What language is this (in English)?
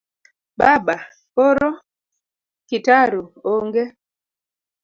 Luo (Kenya and Tanzania)